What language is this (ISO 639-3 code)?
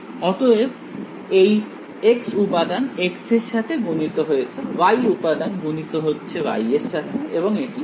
ben